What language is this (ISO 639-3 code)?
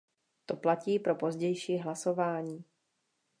ces